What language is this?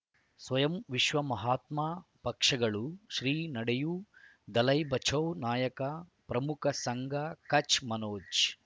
Kannada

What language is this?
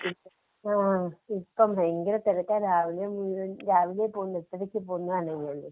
Malayalam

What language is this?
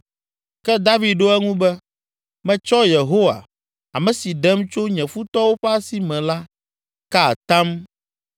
Ewe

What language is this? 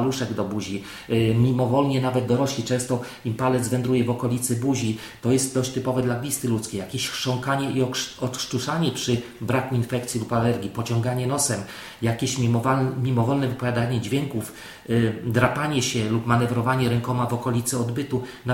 Polish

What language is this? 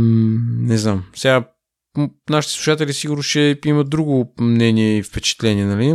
Bulgarian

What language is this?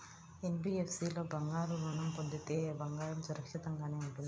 Telugu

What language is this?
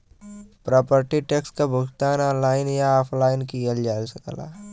Bhojpuri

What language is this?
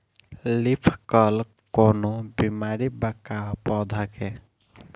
Bhojpuri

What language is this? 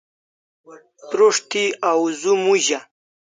Kalasha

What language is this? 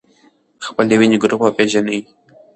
Pashto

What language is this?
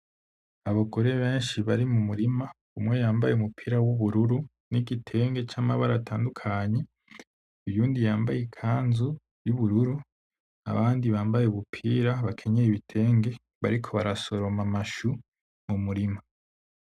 Rundi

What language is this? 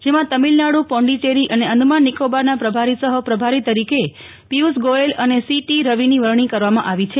Gujarati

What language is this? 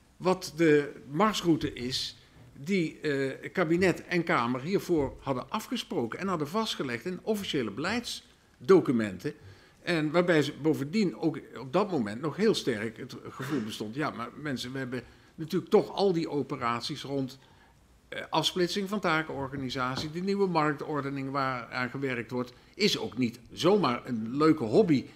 Dutch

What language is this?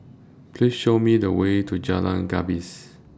English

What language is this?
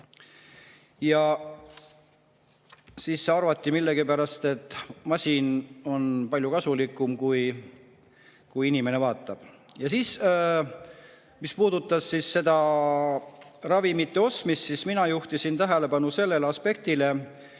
Estonian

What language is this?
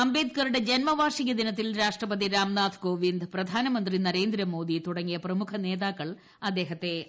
Malayalam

